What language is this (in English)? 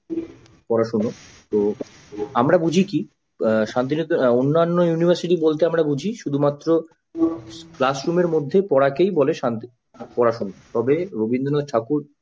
Bangla